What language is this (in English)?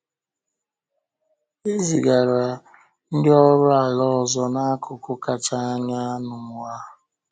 Igbo